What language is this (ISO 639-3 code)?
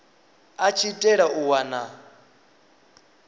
ven